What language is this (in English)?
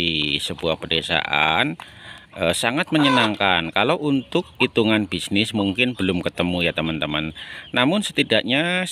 Indonesian